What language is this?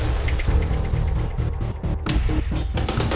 Indonesian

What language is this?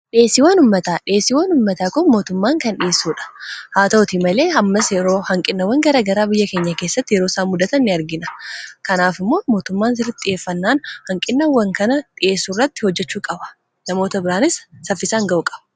Oromo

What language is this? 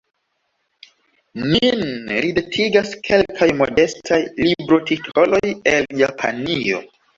Esperanto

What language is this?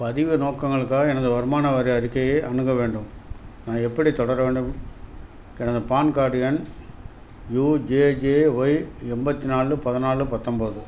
Tamil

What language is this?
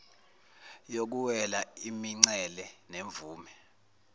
Zulu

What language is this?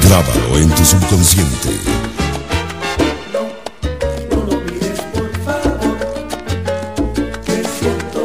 Spanish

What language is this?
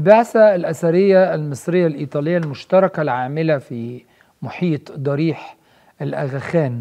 Arabic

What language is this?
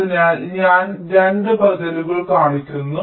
Malayalam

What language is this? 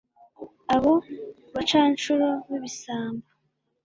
Kinyarwanda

